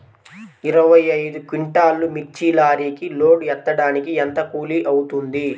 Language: Telugu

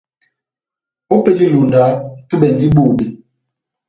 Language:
Batanga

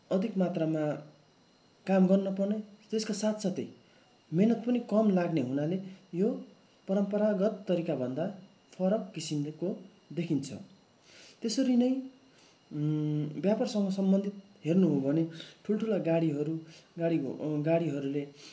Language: Nepali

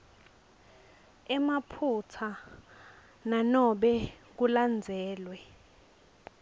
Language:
Swati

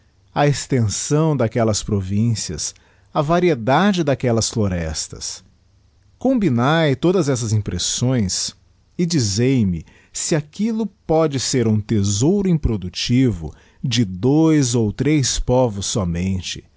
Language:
Portuguese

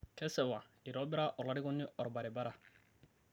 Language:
Masai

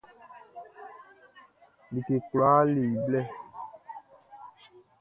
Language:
Baoulé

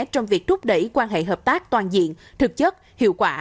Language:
Vietnamese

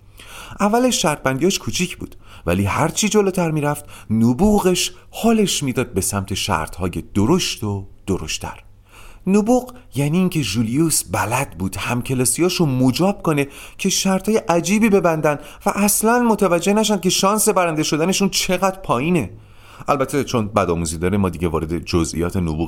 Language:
Persian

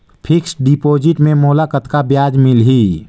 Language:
Chhattisgarhi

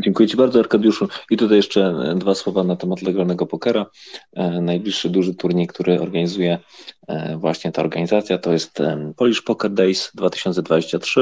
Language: Polish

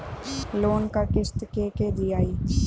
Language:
Bhojpuri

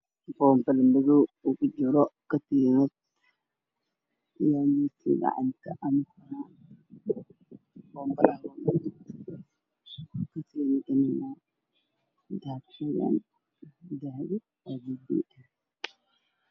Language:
Somali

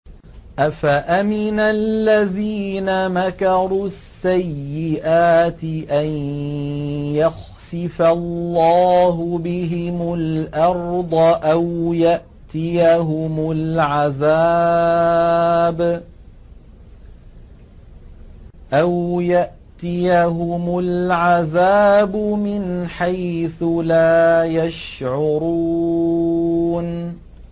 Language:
Arabic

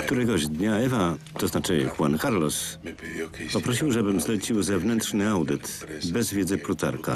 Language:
Polish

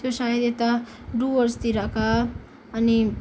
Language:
Nepali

